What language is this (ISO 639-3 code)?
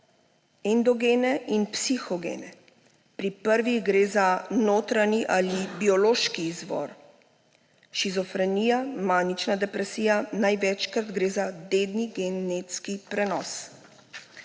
slv